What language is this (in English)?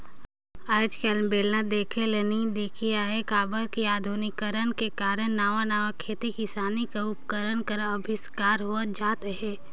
Chhattisgarhi